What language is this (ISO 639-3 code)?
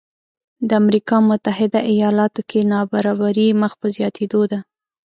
pus